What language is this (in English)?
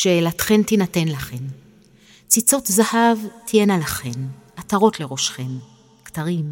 Hebrew